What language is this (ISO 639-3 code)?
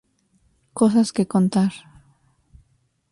spa